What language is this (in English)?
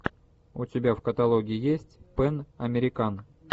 Russian